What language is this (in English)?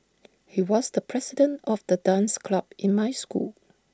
English